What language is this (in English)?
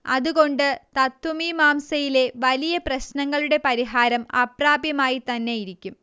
Malayalam